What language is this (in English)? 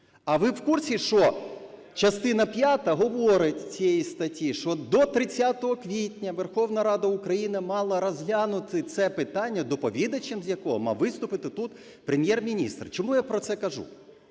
Ukrainian